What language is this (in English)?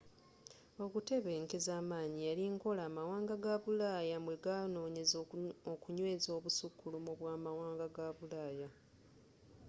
Ganda